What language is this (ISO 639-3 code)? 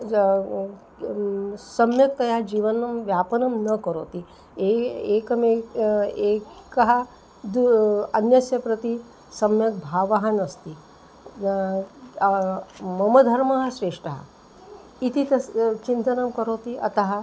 san